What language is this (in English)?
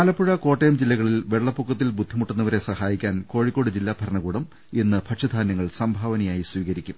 Malayalam